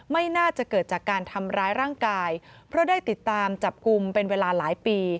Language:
Thai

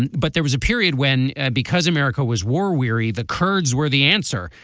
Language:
English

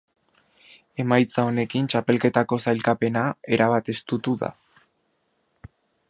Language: Basque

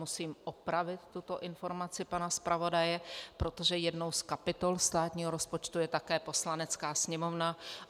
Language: Czech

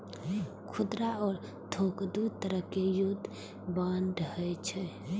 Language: Maithili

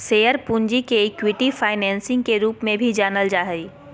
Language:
Magahi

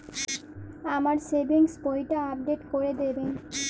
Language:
Bangla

